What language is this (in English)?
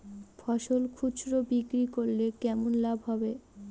Bangla